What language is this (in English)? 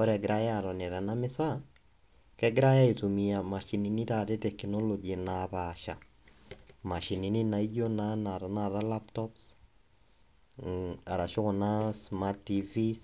Masai